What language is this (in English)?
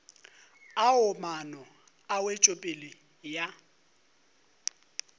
Northern Sotho